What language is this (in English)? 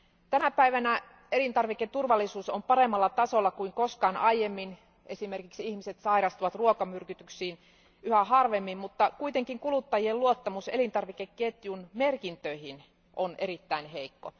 Finnish